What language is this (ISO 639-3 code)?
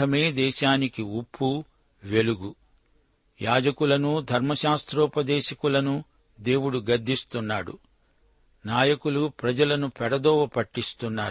tel